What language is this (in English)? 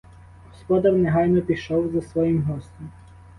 Ukrainian